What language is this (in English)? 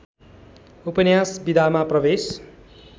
Nepali